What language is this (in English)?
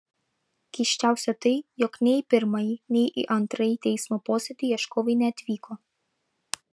Lithuanian